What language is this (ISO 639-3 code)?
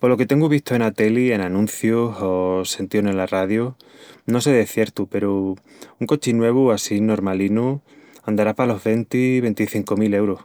ext